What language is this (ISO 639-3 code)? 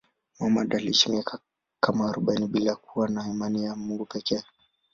swa